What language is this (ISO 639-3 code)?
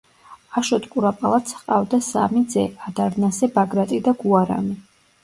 kat